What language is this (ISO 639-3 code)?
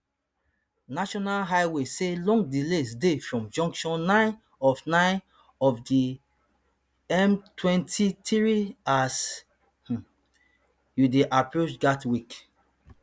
pcm